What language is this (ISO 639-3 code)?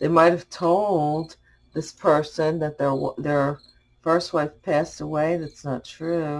eng